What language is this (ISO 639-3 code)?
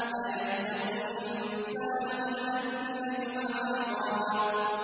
ara